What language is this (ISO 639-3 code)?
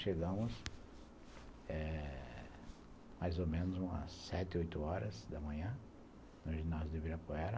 por